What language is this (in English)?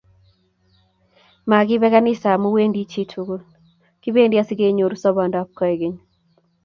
Kalenjin